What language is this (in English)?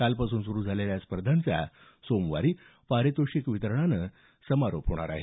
Marathi